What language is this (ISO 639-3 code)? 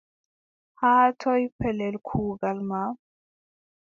fub